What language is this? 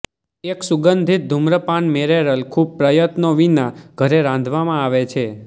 Gujarati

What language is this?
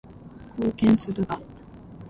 Japanese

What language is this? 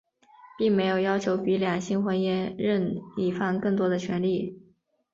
Chinese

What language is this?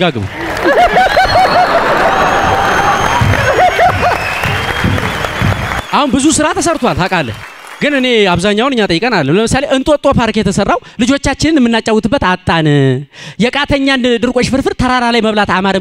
Indonesian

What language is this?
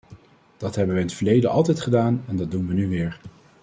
Dutch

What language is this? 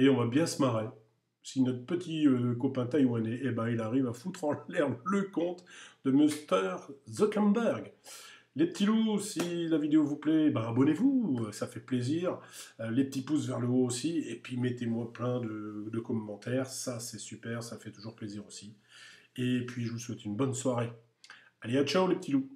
French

